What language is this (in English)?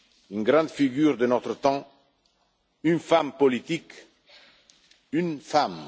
French